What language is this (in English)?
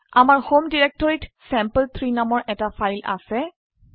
Assamese